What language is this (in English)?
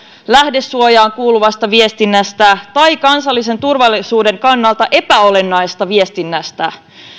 Finnish